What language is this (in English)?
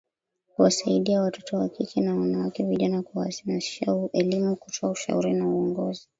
Swahili